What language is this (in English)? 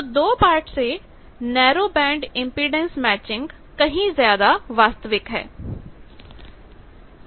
Hindi